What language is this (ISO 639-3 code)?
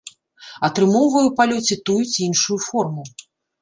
bel